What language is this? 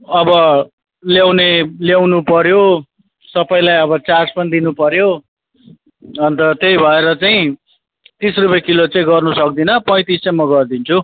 Nepali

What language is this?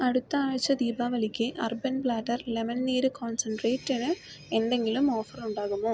Malayalam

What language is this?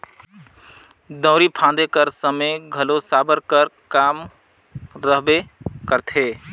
Chhattisgarhi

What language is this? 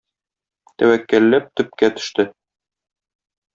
Tatar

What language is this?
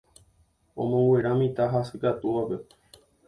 Guarani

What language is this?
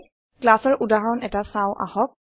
Assamese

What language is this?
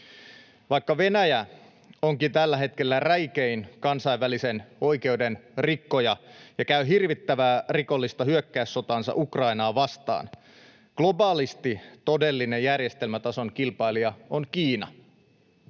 Finnish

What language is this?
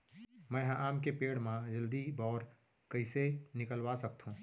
Chhattisgarhi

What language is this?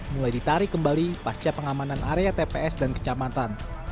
Indonesian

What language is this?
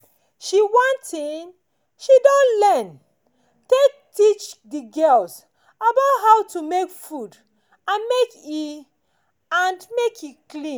Nigerian Pidgin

